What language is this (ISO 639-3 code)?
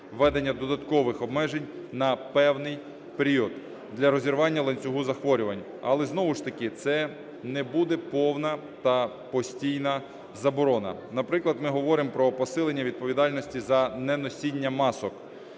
ukr